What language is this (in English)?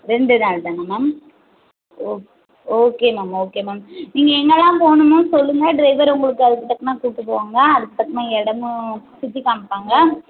Tamil